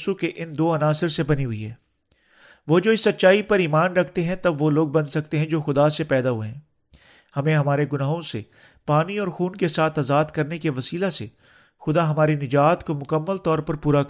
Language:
Urdu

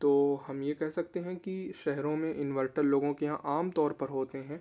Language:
Urdu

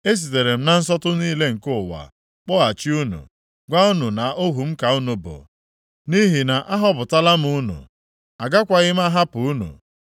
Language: Igbo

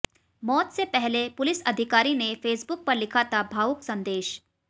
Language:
Hindi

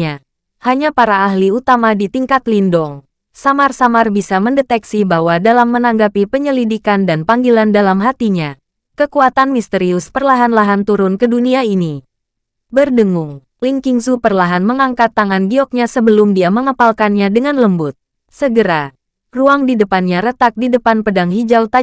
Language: Indonesian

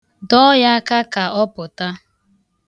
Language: Igbo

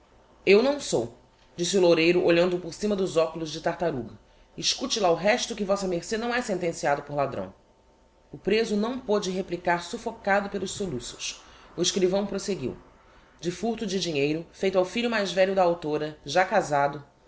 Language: Portuguese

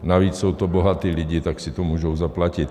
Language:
Czech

